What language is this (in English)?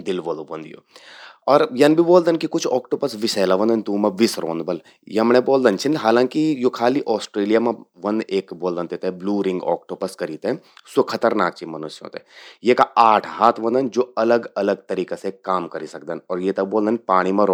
Garhwali